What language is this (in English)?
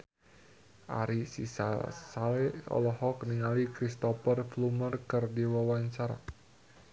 Sundanese